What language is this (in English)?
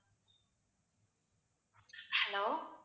Tamil